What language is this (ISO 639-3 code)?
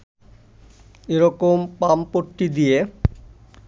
ben